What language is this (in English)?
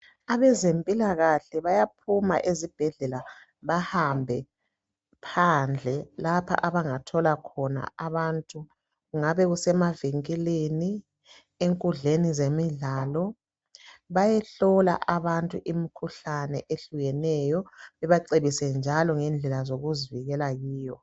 North Ndebele